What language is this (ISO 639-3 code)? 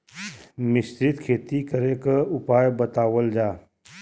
bho